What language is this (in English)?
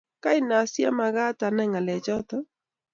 Kalenjin